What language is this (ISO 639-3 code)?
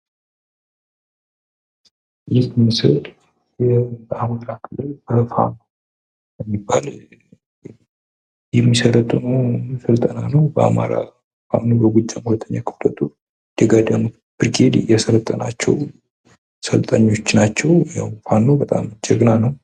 amh